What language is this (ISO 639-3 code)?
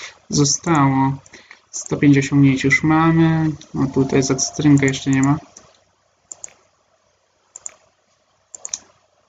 pol